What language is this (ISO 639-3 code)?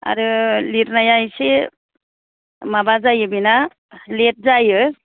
brx